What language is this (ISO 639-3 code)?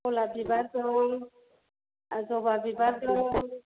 brx